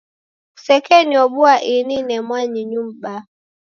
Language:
Taita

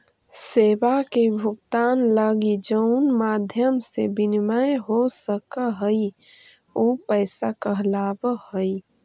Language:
Magahi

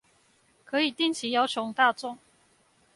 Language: Chinese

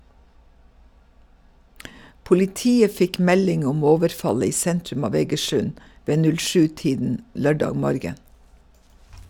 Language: Norwegian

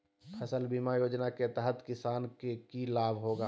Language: Magahi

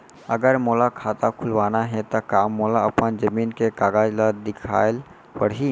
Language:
Chhattisgarhi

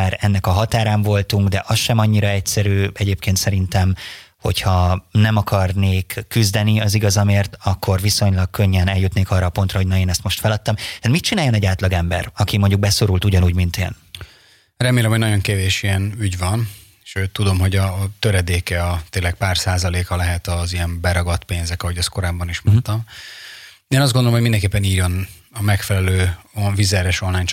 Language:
Hungarian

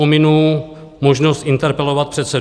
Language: Czech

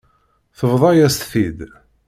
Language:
Kabyle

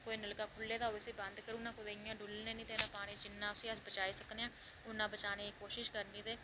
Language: Dogri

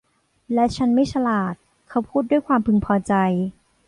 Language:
Thai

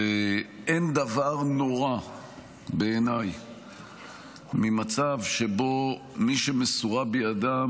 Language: Hebrew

